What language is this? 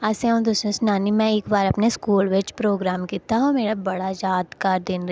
Dogri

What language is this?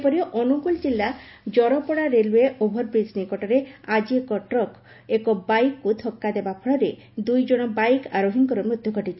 Odia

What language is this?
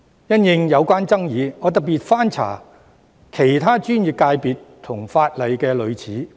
Cantonese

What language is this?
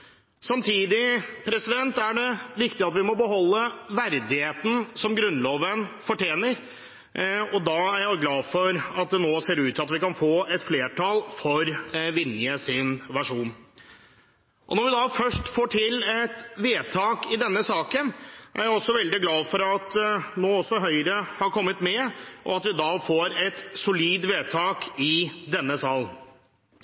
Norwegian Bokmål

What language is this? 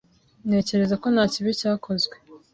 Kinyarwanda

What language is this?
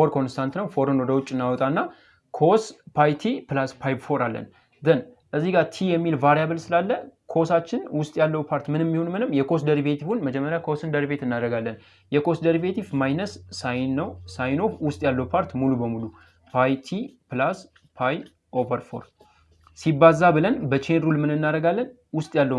Turkish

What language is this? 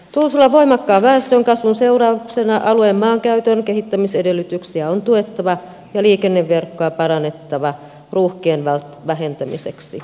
Finnish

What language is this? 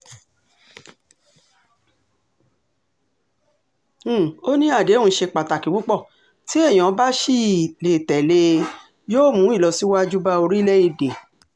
Yoruba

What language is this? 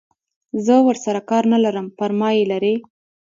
Pashto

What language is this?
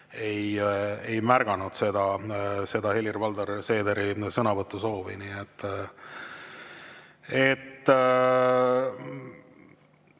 Estonian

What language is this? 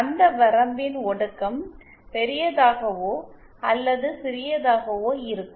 Tamil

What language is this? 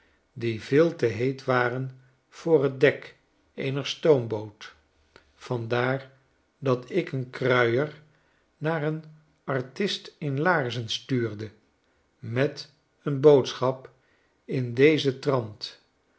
Dutch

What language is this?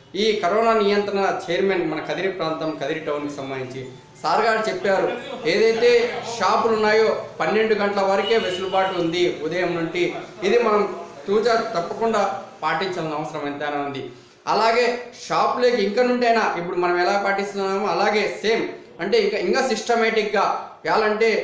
Indonesian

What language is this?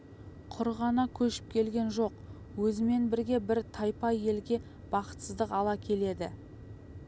Kazakh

